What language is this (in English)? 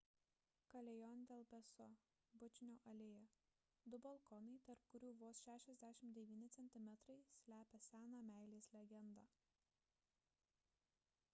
Lithuanian